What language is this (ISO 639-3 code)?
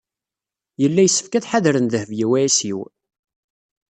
kab